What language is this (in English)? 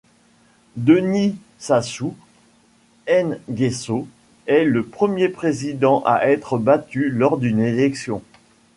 French